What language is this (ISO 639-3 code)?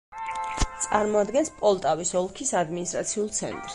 kat